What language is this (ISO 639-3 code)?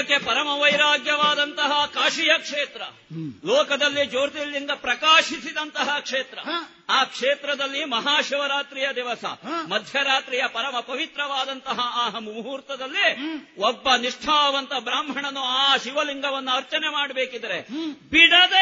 kan